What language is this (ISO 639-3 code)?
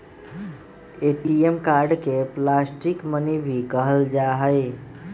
mag